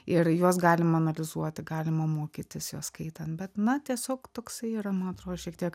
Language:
Lithuanian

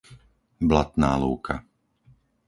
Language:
Slovak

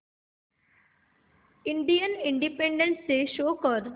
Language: Marathi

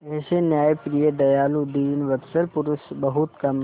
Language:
Hindi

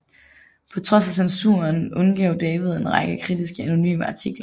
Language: Danish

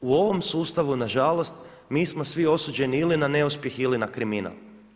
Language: Croatian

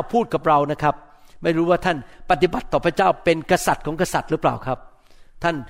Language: Thai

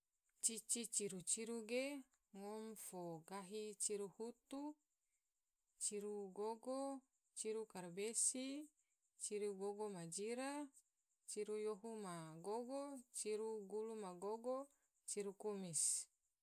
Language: Tidore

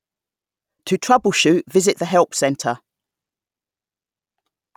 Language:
English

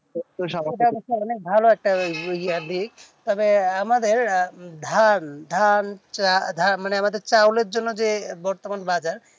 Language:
Bangla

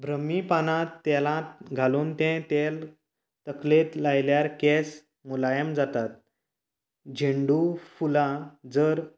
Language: Konkani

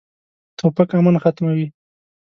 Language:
Pashto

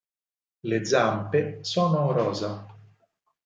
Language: Italian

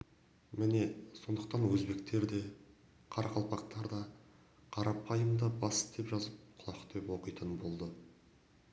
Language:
Kazakh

